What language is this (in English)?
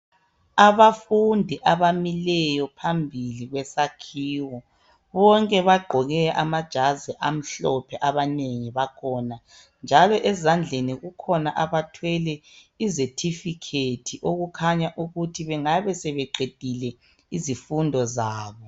North Ndebele